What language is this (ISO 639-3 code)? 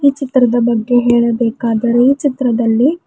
kan